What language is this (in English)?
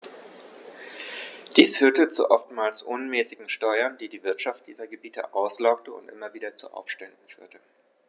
German